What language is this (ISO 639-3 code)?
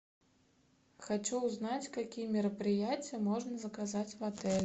rus